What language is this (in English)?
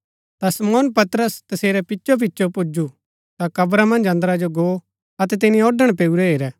Gaddi